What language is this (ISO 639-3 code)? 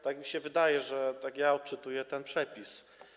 pol